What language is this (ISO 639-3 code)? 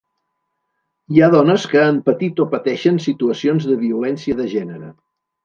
cat